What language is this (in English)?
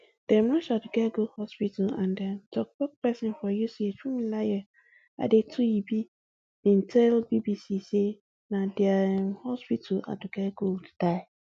Nigerian Pidgin